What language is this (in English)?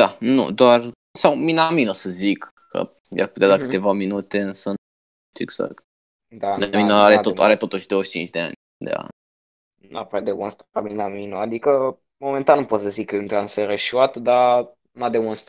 Romanian